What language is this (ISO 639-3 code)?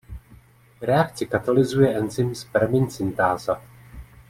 ces